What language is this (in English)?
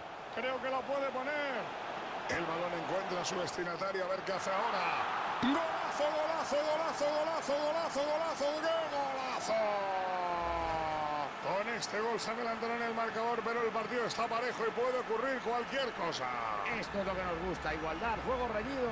Spanish